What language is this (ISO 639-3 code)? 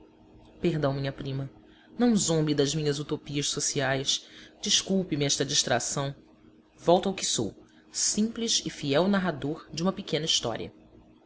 por